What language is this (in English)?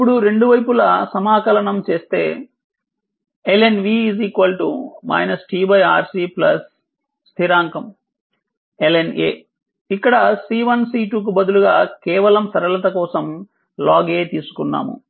Telugu